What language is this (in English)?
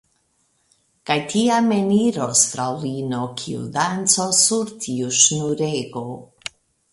Esperanto